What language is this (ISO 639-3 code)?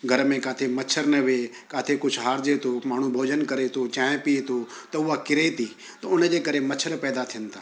snd